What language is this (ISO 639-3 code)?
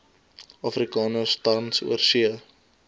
afr